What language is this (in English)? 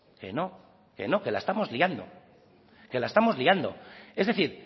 Spanish